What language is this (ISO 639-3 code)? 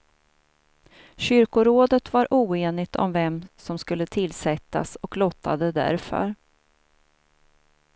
swe